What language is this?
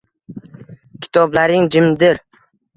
Uzbek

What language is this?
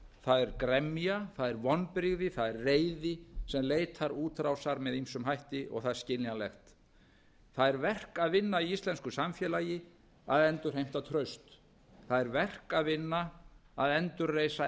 Icelandic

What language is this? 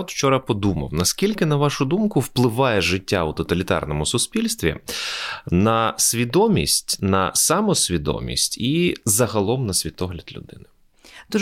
Ukrainian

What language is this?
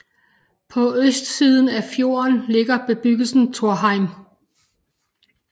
Danish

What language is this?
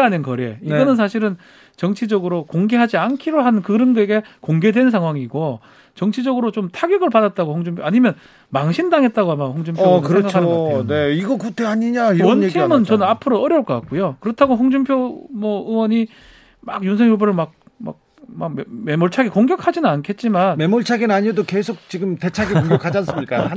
Korean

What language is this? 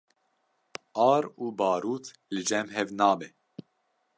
Kurdish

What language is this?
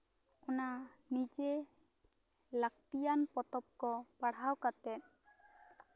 Santali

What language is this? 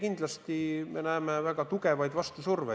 Estonian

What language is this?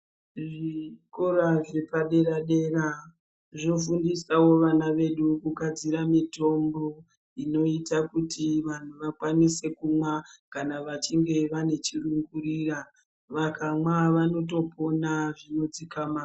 Ndau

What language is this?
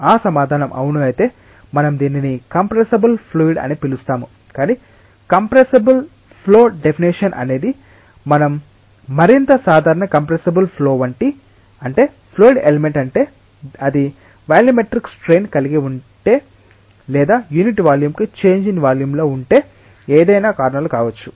Telugu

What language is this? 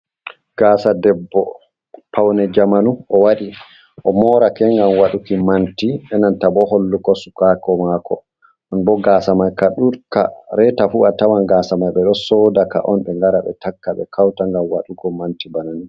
Fula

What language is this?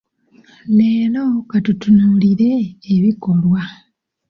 Ganda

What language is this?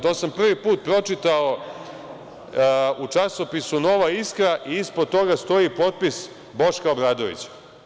Serbian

